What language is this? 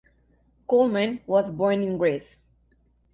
English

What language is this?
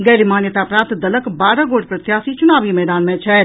Maithili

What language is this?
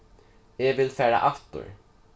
Faroese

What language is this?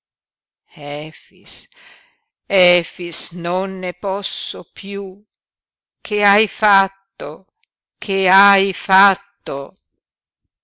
Italian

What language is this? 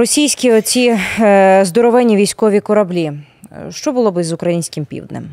Ukrainian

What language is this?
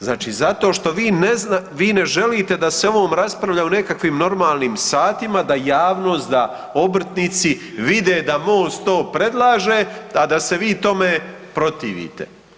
Croatian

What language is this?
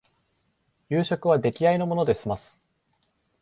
Japanese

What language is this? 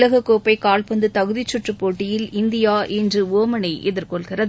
Tamil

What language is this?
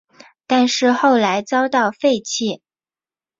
Chinese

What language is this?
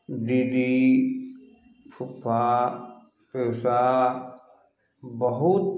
Maithili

